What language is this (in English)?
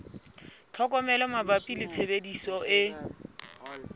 Southern Sotho